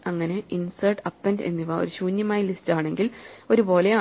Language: Malayalam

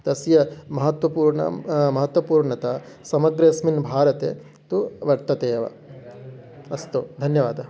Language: Sanskrit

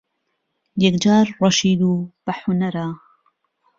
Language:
Central Kurdish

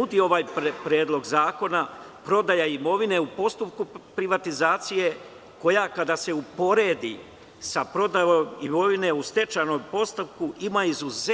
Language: Serbian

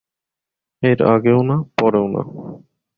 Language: Bangla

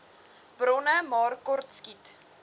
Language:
Afrikaans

